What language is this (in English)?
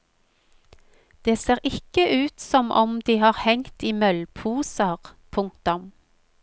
Norwegian